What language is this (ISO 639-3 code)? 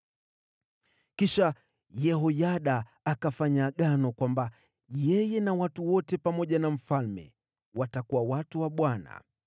swa